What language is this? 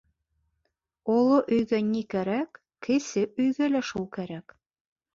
Bashkir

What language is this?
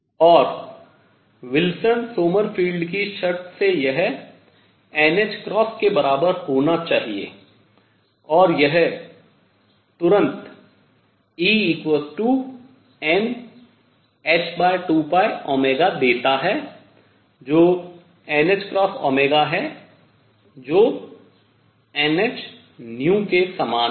Hindi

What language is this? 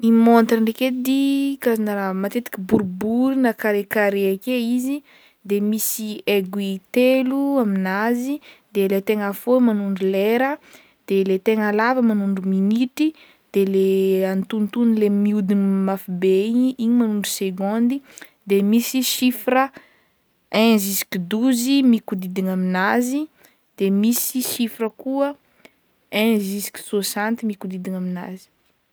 Northern Betsimisaraka Malagasy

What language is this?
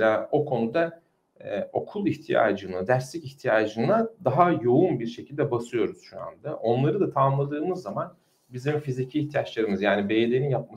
Turkish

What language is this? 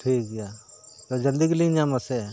Santali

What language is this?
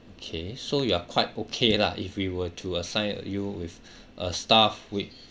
English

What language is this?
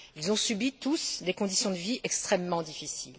French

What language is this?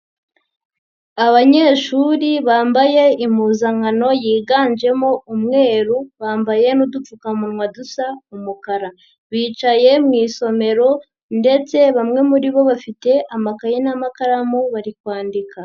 Kinyarwanda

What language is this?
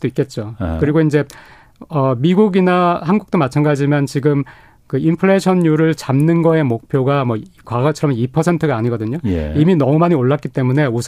Korean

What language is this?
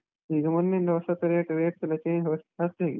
Kannada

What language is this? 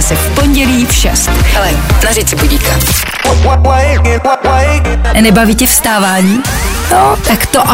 Czech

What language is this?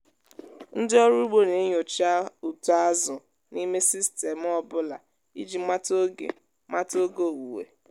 Igbo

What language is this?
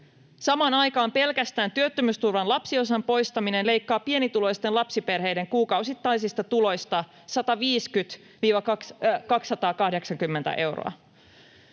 Finnish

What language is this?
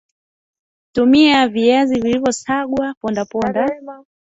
Swahili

